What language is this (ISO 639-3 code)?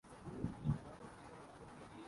urd